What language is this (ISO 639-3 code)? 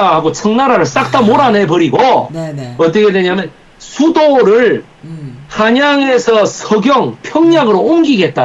kor